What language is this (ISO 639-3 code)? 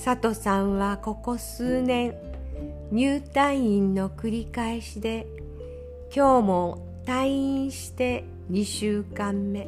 jpn